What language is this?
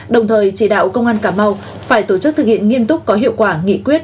Vietnamese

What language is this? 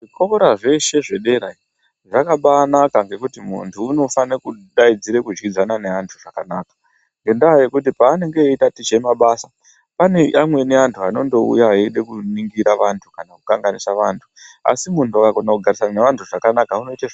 Ndau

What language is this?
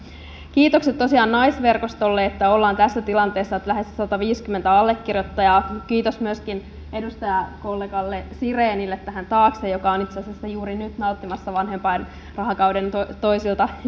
Finnish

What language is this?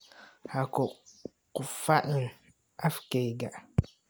Somali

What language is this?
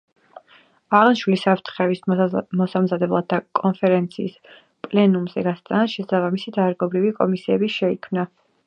Georgian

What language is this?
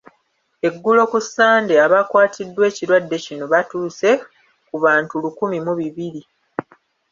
Ganda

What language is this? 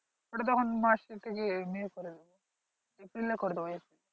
Bangla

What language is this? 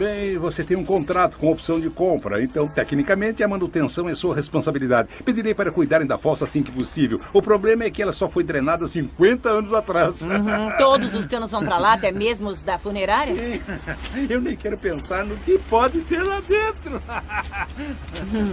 Portuguese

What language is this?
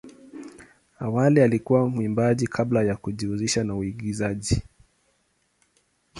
Swahili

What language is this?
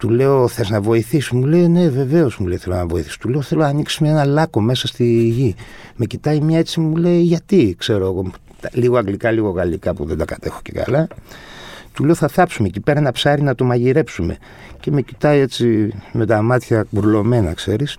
Greek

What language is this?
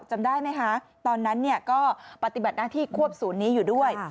Thai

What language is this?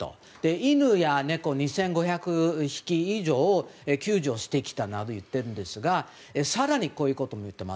Japanese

